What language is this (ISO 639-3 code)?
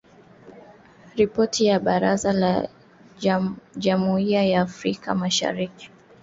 swa